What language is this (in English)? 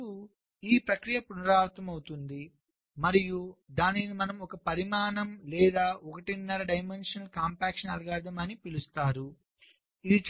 Telugu